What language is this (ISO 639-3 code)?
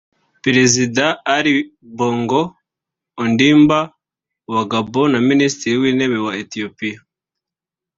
kin